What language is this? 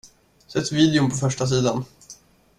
Swedish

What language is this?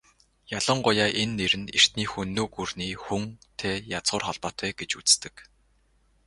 Mongolian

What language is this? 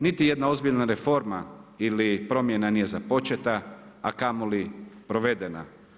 Croatian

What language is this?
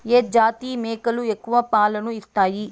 Telugu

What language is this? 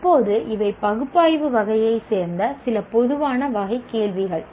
Tamil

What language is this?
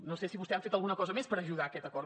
Catalan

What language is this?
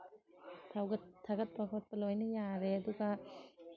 Manipuri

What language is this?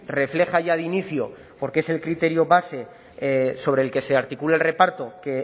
Spanish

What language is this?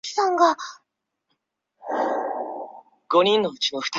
Chinese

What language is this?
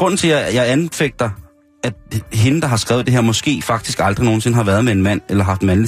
Danish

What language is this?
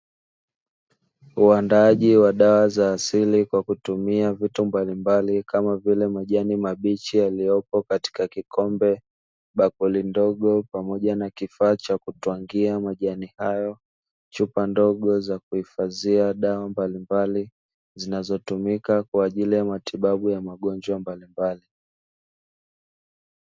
Swahili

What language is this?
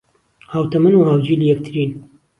Central Kurdish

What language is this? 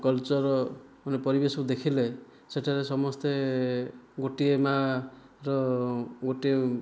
Odia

